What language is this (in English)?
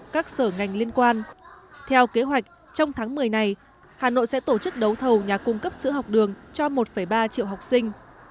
Vietnamese